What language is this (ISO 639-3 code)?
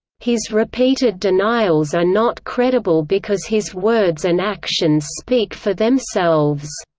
eng